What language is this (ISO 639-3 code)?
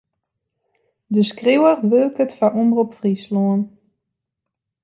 fry